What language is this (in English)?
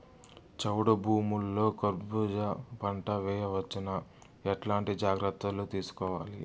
Telugu